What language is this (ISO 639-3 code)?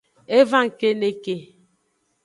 ajg